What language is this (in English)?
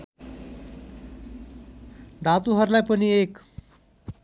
Nepali